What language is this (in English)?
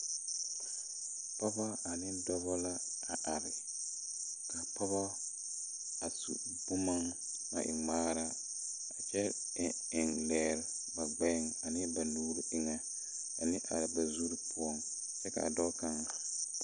Southern Dagaare